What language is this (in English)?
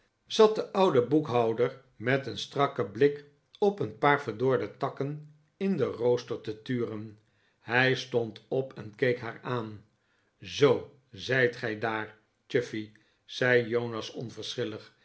Dutch